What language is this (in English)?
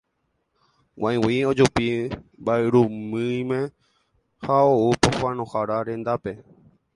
Guarani